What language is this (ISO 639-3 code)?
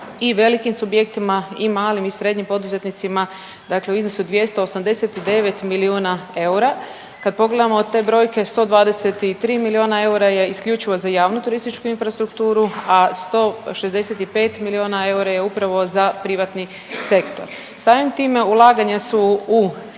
hrv